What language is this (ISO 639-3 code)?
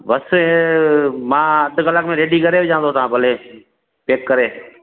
snd